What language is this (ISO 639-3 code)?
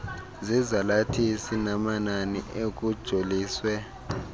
xho